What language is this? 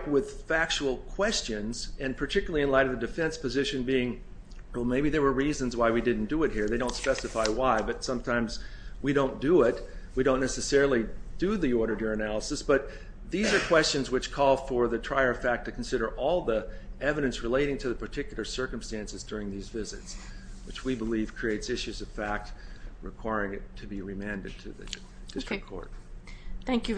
English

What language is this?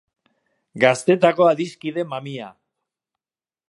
Basque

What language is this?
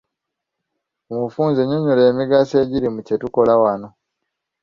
Ganda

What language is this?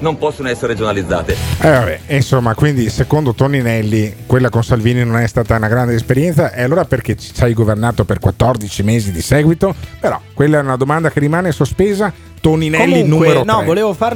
Italian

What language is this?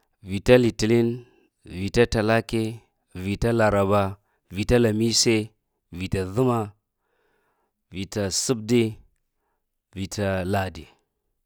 Lamang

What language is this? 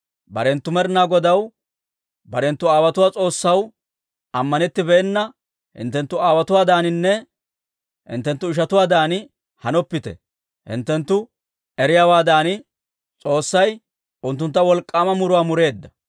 Dawro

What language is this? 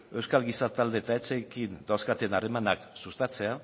Basque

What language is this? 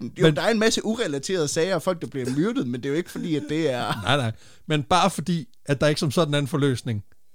Danish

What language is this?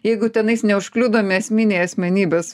Lithuanian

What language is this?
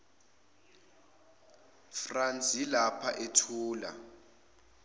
Zulu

